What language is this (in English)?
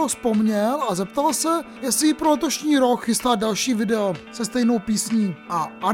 Czech